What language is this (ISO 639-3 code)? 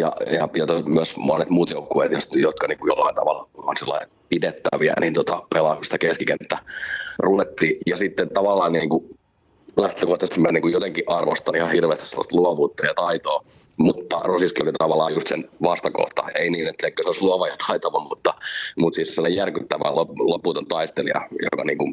fin